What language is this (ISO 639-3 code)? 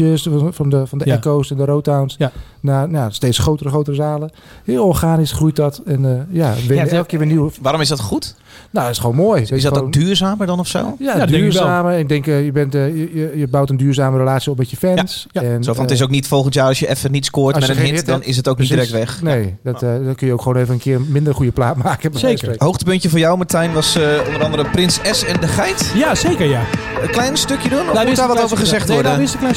nld